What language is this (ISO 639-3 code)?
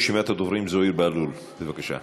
heb